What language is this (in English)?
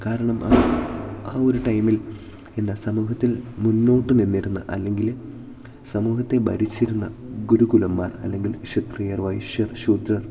Malayalam